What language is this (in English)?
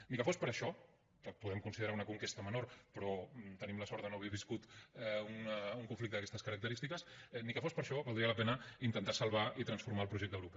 Catalan